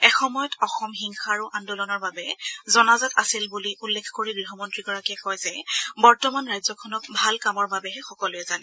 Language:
Assamese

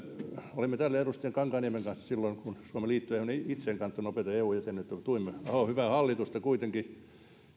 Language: Finnish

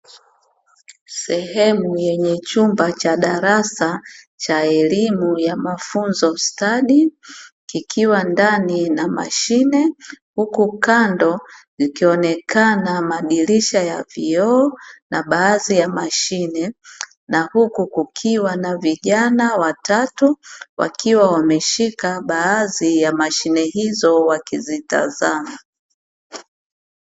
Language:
Swahili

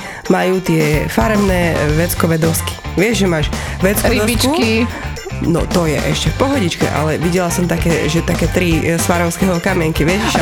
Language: Slovak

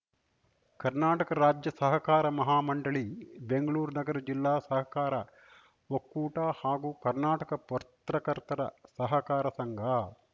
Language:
Kannada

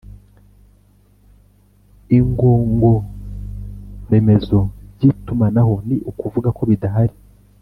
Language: Kinyarwanda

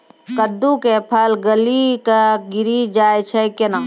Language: Maithili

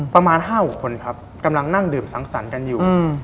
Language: Thai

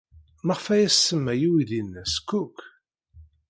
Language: Kabyle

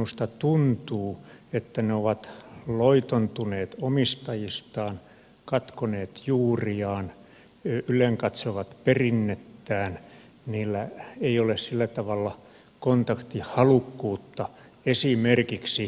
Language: Finnish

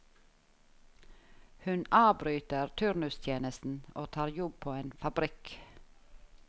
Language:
Norwegian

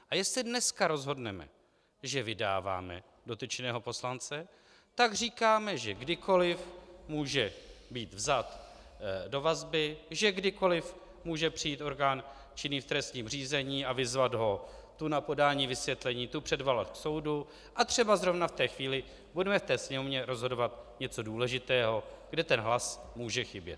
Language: Czech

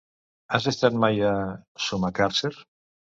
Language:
Catalan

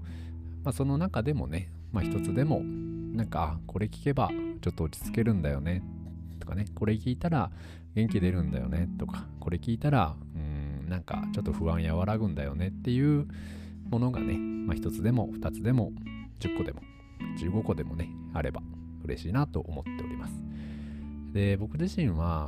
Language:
Japanese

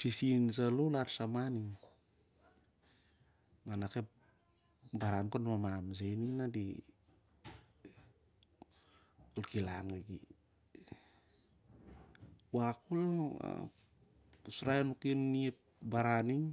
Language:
Siar-Lak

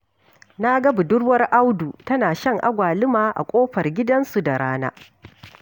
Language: Hausa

